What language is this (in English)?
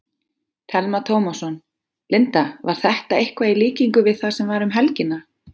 Icelandic